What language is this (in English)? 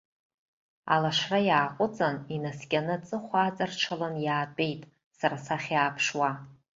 Abkhazian